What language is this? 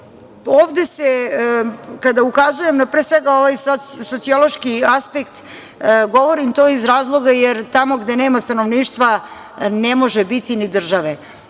Serbian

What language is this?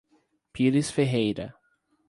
Portuguese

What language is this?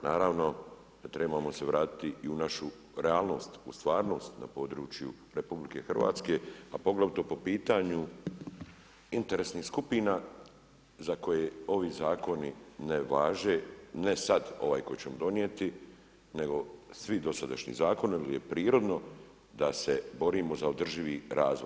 Croatian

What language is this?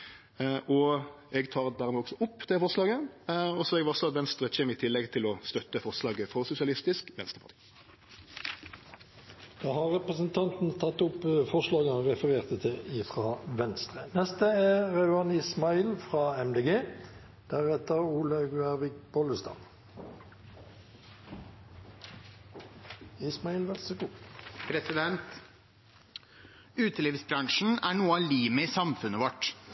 Norwegian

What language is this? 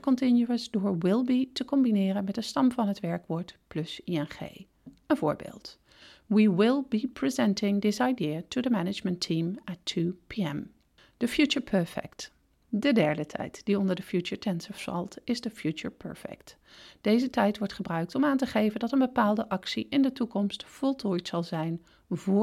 Dutch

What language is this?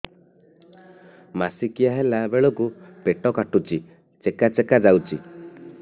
Odia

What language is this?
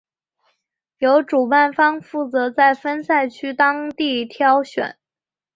Chinese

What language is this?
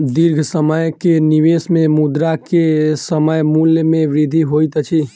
Maithili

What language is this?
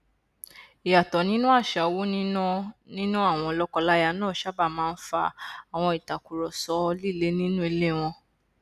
Yoruba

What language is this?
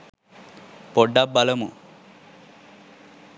Sinhala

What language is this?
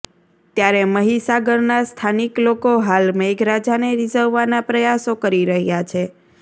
Gujarati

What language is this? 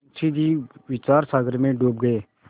Hindi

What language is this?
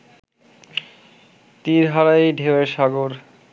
Bangla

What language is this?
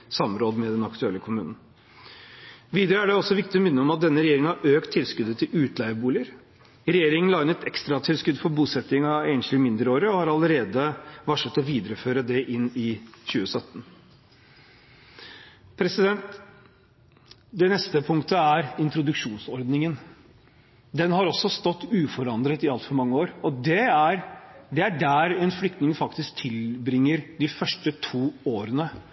Norwegian Bokmål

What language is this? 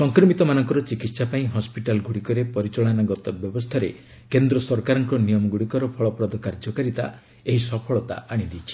Odia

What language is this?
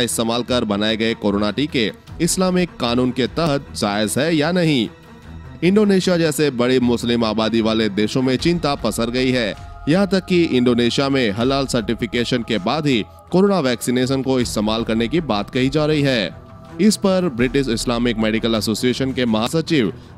Hindi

